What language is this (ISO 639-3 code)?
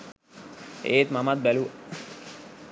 sin